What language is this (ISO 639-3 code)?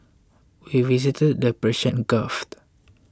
eng